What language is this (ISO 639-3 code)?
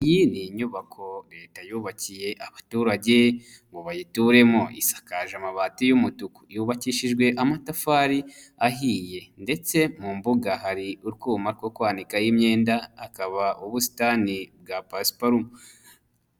kin